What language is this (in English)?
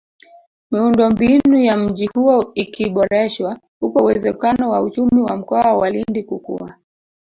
Swahili